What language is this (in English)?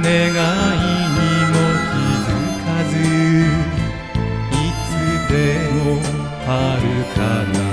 Japanese